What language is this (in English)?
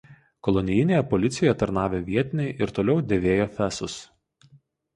Lithuanian